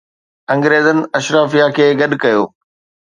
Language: Sindhi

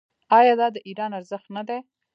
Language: Pashto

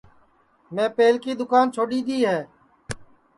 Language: Sansi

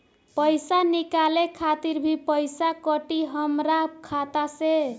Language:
Bhojpuri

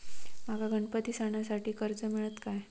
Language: Marathi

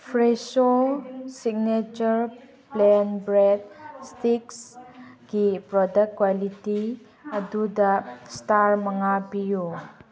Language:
Manipuri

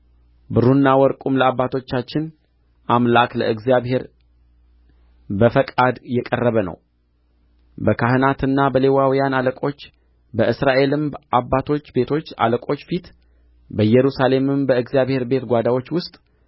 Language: Amharic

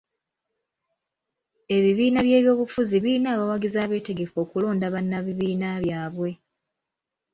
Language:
Ganda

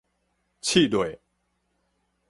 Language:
Min Nan Chinese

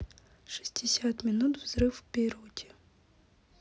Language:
Russian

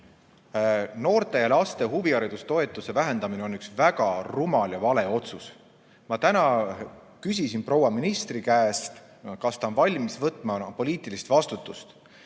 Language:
Estonian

